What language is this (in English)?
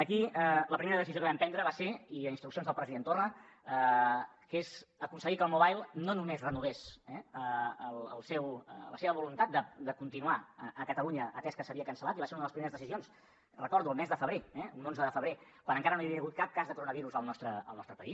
Catalan